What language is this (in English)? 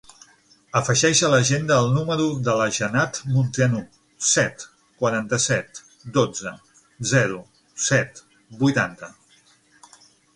Catalan